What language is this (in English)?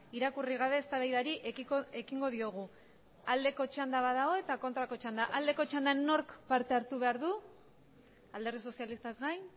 Basque